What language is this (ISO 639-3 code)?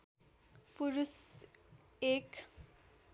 nep